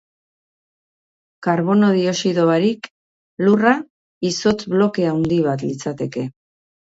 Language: Basque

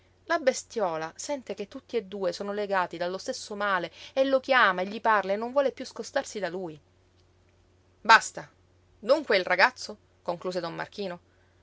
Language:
Italian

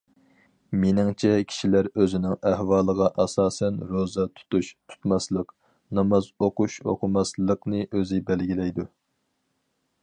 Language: Uyghur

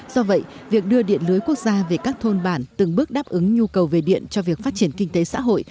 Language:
Vietnamese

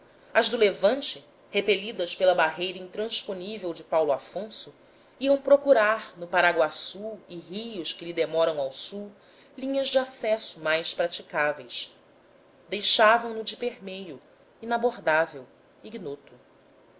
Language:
Portuguese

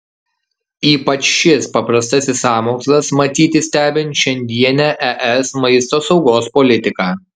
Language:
Lithuanian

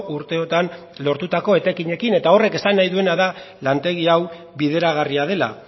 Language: Basque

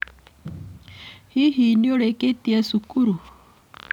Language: Kikuyu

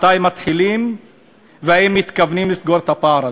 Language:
Hebrew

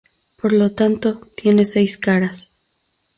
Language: Spanish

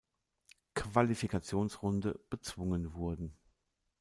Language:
German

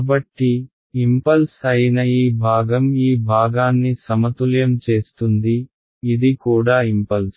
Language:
Telugu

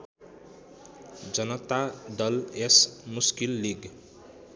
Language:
Nepali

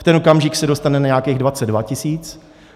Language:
Czech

